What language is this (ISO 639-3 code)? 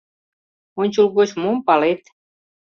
chm